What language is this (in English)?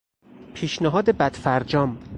Persian